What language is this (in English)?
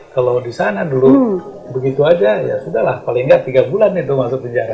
Indonesian